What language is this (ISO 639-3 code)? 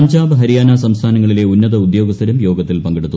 mal